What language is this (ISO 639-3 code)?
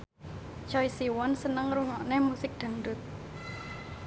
jav